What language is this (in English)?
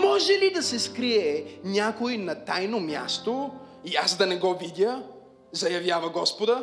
Bulgarian